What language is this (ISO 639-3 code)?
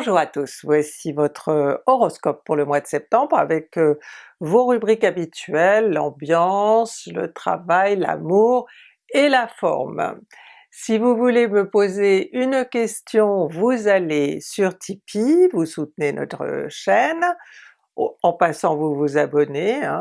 fra